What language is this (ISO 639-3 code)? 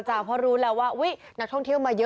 tha